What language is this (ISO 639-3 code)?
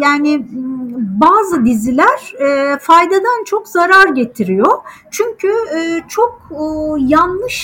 tur